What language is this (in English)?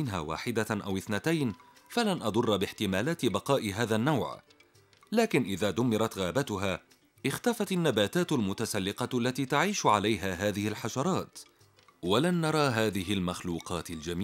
Arabic